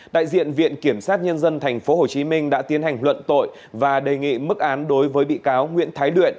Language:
Vietnamese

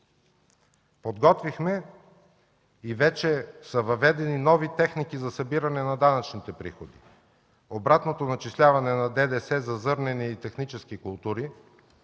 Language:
Bulgarian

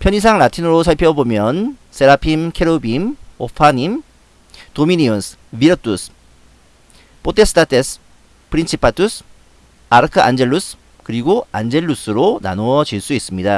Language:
Korean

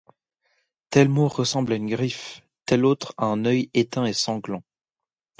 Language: French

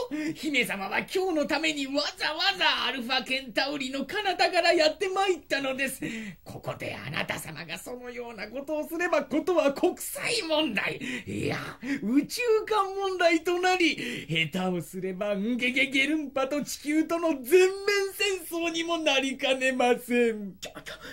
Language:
Japanese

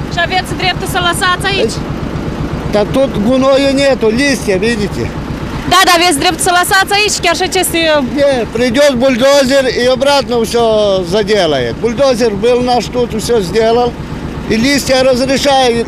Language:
Romanian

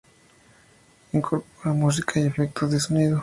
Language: Spanish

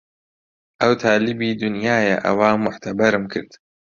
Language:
Central Kurdish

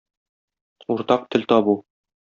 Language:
Tatar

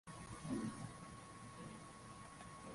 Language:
Swahili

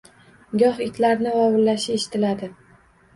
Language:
Uzbek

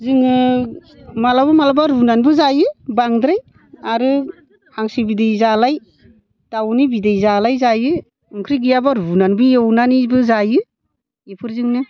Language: Bodo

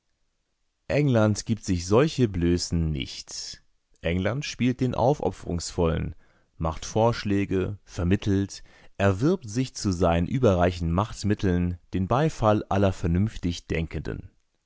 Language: German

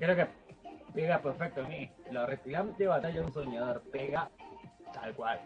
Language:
Spanish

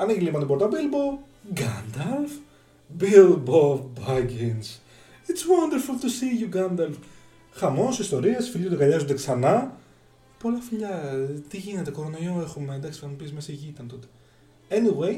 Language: Greek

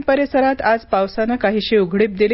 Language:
Marathi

